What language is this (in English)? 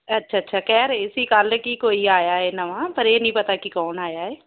Punjabi